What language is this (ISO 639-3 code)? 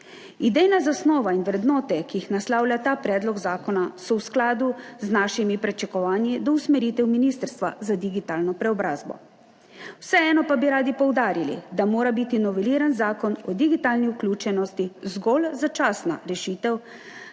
slv